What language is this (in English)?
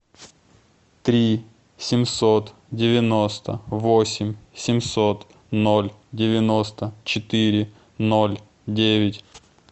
Russian